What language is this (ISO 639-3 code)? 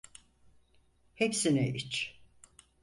tur